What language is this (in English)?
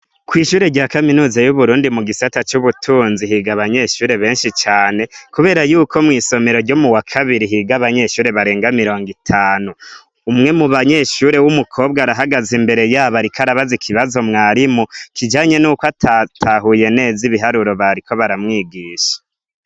Rundi